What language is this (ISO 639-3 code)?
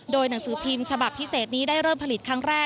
tha